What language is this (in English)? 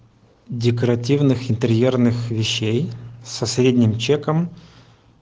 Russian